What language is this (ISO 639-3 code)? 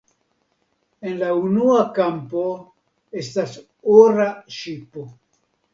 epo